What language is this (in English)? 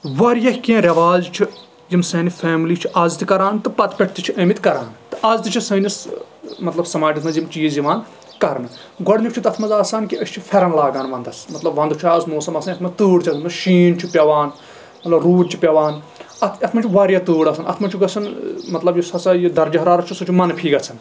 Kashmiri